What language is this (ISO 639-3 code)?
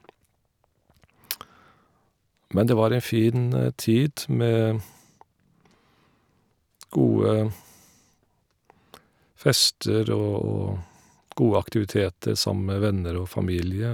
nor